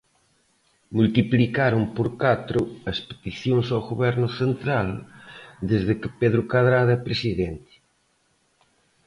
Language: Galician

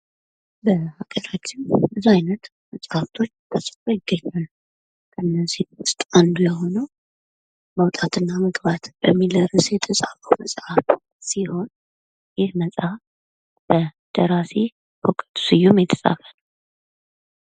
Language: Amharic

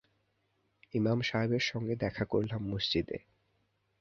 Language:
Bangla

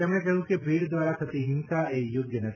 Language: Gujarati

